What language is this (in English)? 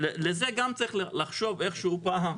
Hebrew